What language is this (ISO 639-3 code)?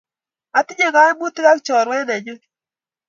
kln